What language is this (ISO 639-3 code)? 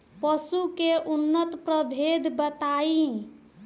bho